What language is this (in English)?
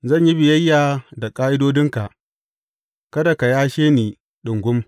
Hausa